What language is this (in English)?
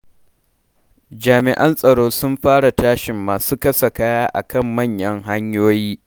Hausa